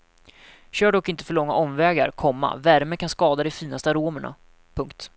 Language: Swedish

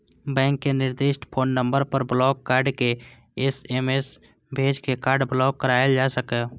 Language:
Maithili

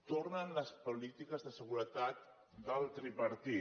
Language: Catalan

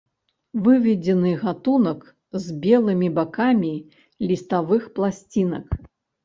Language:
Belarusian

